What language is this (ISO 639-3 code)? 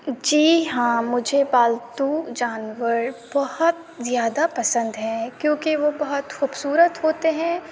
urd